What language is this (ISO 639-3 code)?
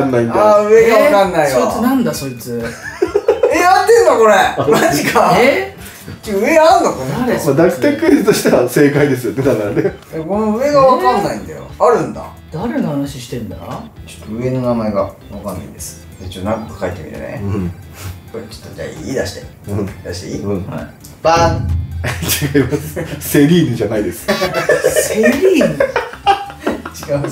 jpn